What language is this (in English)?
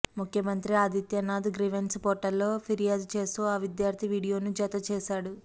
Telugu